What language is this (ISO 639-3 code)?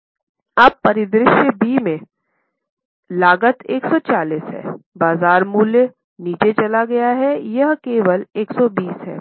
hin